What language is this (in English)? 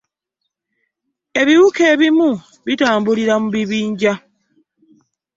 Ganda